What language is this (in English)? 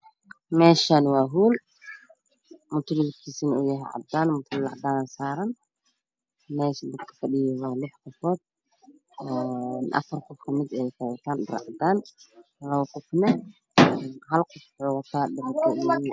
Somali